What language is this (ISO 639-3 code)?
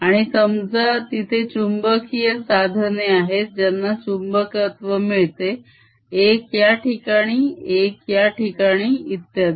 mar